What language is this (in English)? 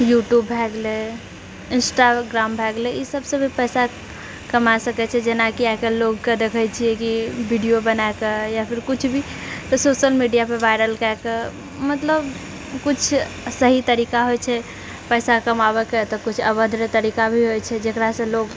Maithili